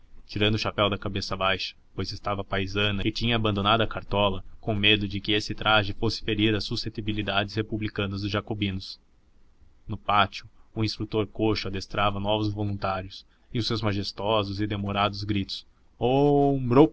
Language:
Portuguese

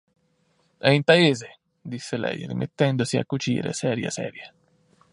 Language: Italian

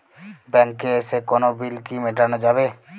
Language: Bangla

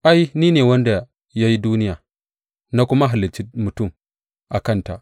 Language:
Hausa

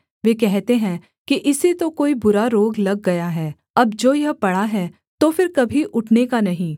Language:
Hindi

